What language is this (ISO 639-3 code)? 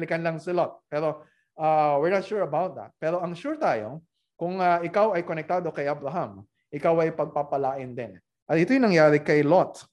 fil